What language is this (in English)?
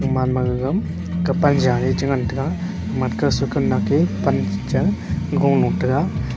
Wancho Naga